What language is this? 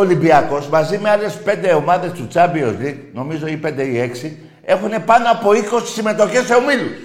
Greek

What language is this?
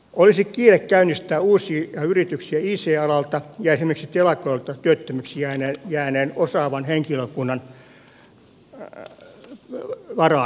Finnish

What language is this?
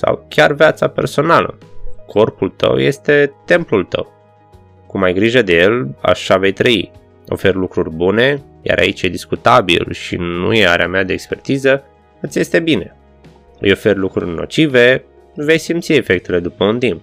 Romanian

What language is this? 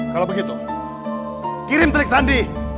Indonesian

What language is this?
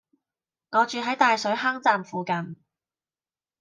Cantonese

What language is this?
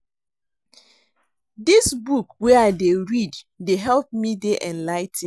Nigerian Pidgin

